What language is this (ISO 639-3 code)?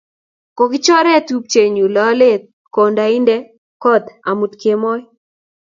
kln